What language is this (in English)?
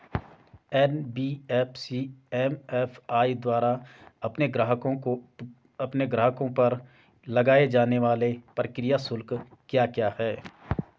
Hindi